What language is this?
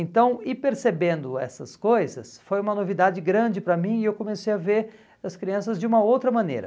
Portuguese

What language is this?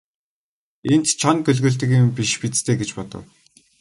Mongolian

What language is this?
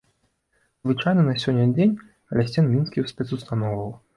Belarusian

